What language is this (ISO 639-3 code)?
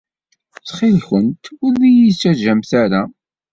kab